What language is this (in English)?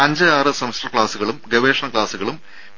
Malayalam